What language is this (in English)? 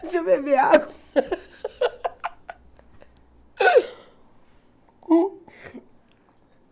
Portuguese